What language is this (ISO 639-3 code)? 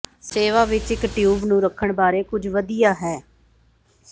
pan